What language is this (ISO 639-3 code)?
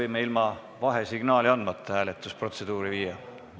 est